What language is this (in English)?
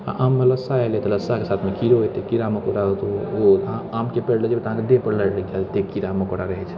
Maithili